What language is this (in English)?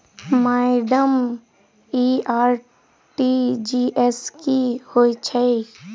Maithili